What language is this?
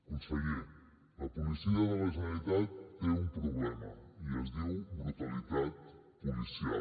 Catalan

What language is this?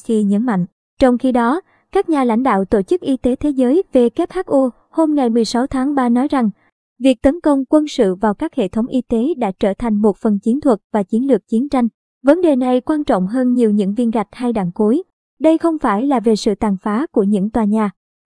Vietnamese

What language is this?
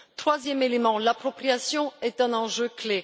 French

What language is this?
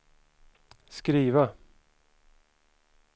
Swedish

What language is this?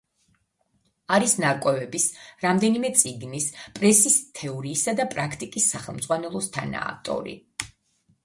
Georgian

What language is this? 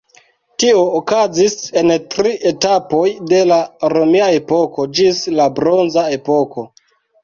Esperanto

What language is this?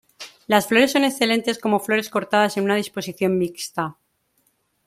Spanish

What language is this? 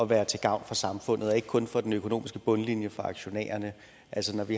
Danish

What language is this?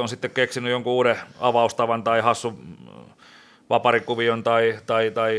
Finnish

